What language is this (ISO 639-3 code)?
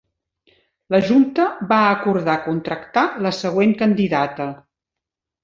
cat